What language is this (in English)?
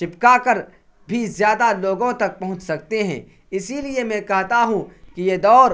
Urdu